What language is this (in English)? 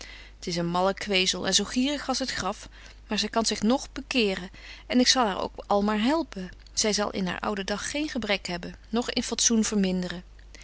Dutch